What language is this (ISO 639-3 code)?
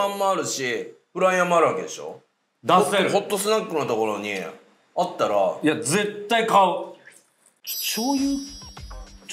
jpn